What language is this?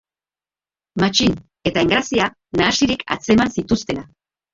Basque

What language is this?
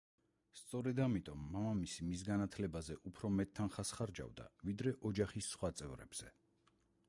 Georgian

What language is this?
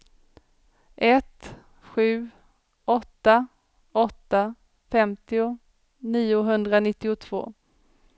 Swedish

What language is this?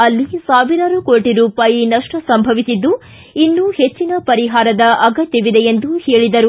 Kannada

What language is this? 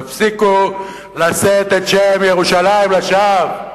Hebrew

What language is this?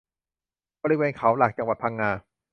Thai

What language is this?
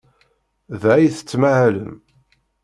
Kabyle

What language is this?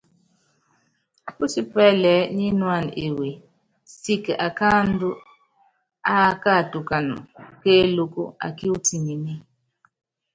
Yangben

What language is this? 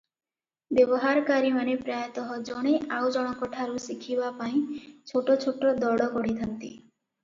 Odia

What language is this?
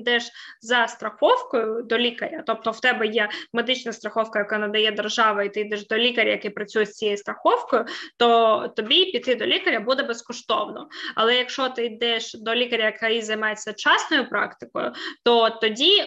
Ukrainian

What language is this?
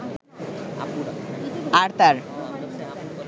Bangla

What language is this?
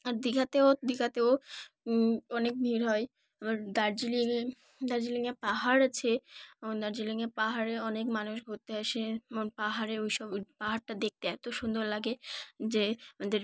Bangla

